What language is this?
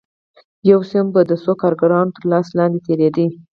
Pashto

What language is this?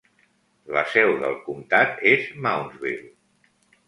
Catalan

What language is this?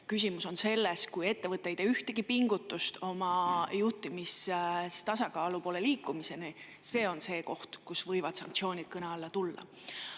Estonian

